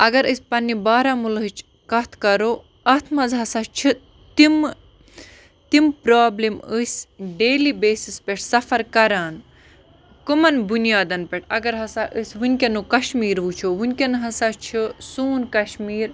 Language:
Kashmiri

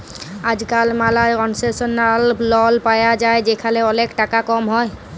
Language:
Bangla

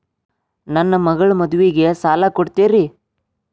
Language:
Kannada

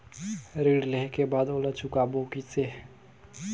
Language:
Chhattisgarhi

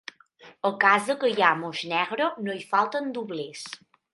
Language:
Catalan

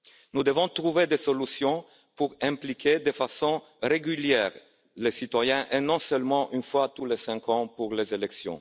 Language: French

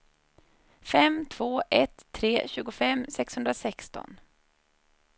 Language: Swedish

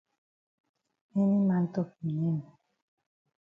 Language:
Cameroon Pidgin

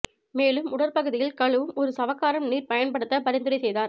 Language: Tamil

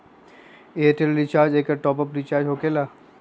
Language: Magahi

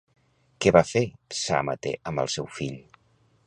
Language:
Catalan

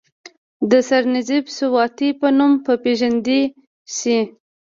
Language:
Pashto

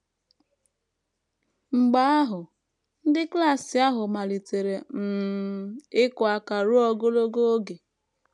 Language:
Igbo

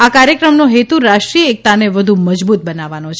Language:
Gujarati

